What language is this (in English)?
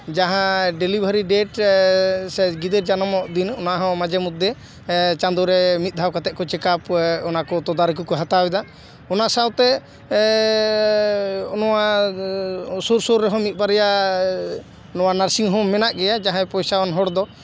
Santali